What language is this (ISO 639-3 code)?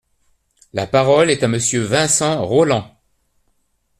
fra